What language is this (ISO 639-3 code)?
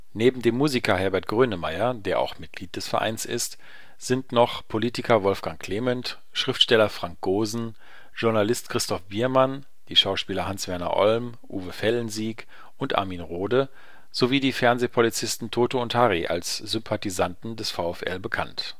deu